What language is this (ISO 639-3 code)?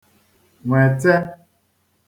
ibo